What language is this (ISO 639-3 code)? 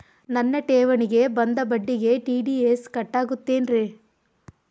kan